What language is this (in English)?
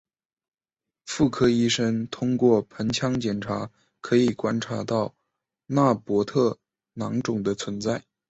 Chinese